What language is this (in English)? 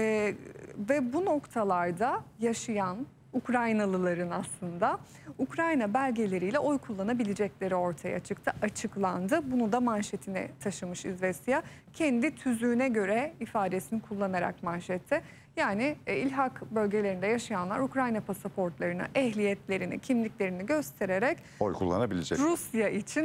Turkish